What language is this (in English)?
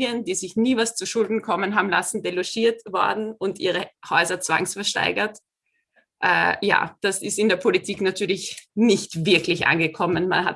German